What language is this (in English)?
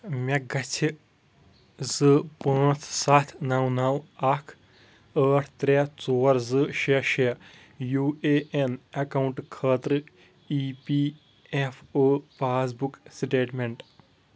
Kashmiri